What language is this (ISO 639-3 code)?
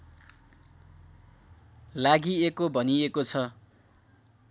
nep